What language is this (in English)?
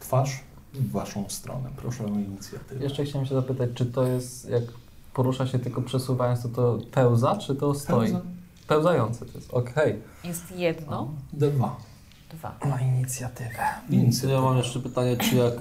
Polish